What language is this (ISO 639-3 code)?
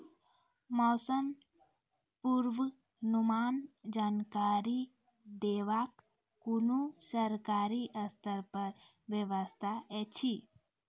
mai